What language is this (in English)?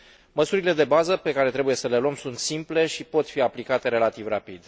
Romanian